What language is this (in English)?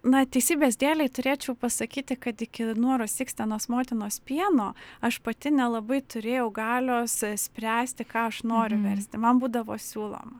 Lithuanian